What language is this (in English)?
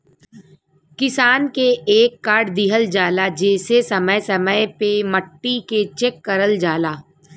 Bhojpuri